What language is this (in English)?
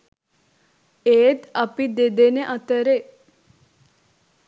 Sinhala